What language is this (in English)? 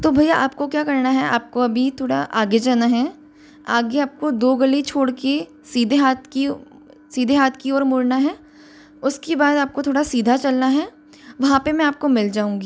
Hindi